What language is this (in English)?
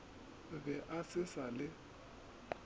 Northern Sotho